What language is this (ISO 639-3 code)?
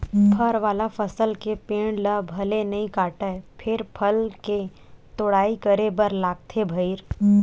hne